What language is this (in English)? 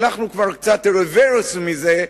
Hebrew